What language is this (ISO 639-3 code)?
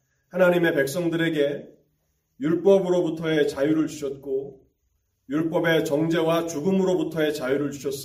kor